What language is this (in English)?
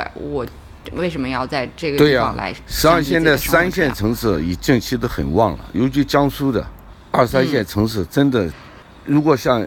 Chinese